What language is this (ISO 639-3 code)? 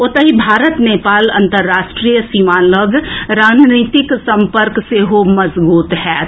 mai